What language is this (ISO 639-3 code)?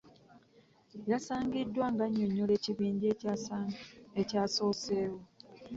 lug